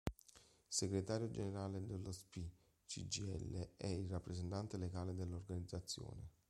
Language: Italian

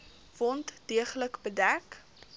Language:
Afrikaans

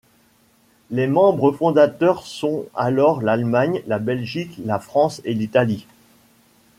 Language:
French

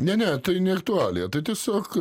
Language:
Lithuanian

